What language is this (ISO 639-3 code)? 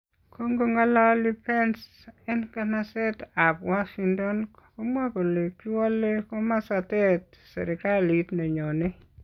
kln